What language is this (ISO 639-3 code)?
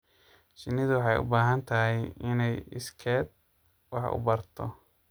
som